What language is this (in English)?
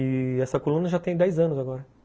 Portuguese